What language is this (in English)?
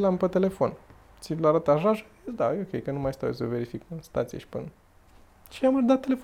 Romanian